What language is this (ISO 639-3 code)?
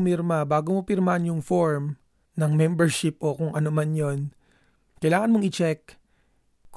fil